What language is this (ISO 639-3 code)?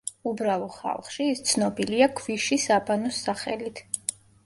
kat